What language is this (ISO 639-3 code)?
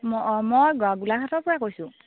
asm